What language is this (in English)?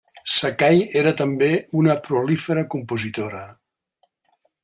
Catalan